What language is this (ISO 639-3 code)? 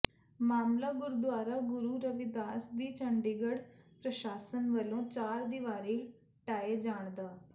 pan